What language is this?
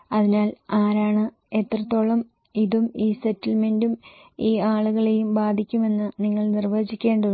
Malayalam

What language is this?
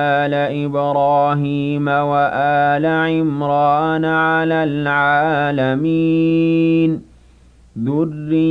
Arabic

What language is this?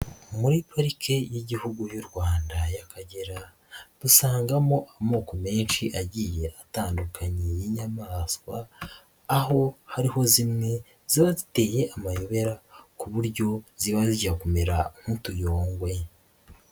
Kinyarwanda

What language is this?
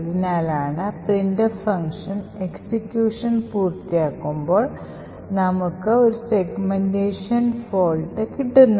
Malayalam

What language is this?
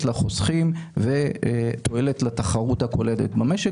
Hebrew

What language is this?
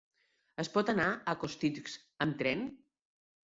Catalan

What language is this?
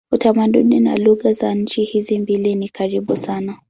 Swahili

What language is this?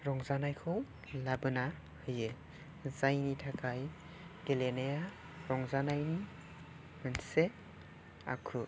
Bodo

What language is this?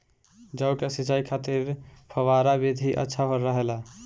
Bhojpuri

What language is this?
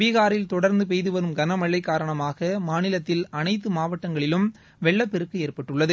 Tamil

